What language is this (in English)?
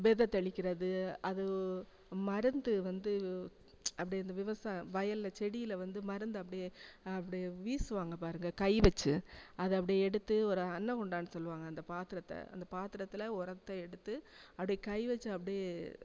Tamil